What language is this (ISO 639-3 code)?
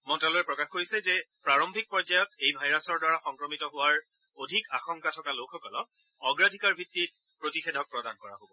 asm